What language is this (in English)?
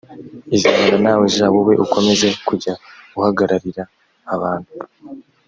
Kinyarwanda